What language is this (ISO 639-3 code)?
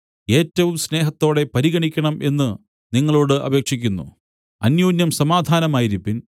mal